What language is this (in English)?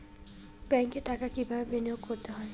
Bangla